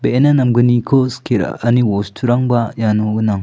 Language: Garo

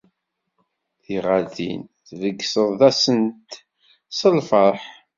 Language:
Kabyle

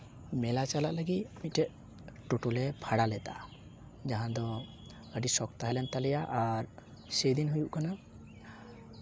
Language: Santali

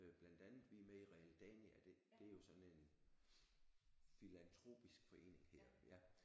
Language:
Danish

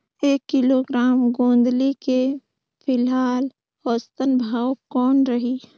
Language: Chhattisgarhi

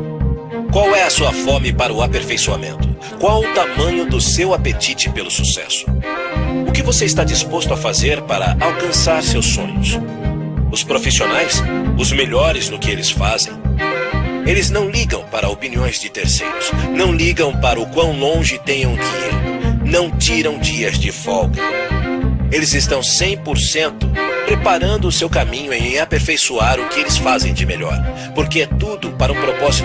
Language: Portuguese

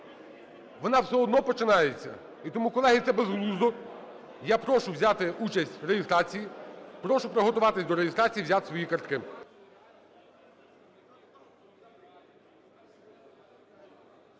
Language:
Ukrainian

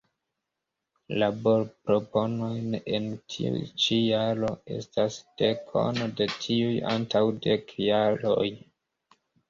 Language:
Esperanto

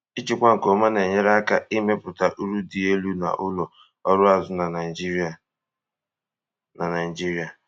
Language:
Igbo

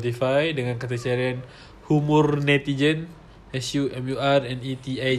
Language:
Malay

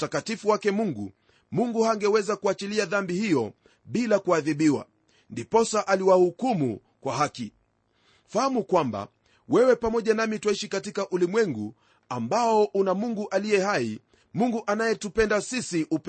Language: Swahili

